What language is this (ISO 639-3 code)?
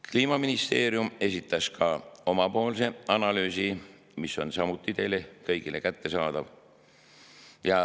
est